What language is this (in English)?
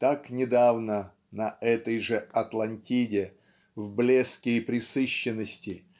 Russian